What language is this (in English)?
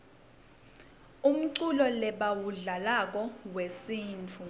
Swati